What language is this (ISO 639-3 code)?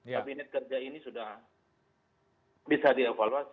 ind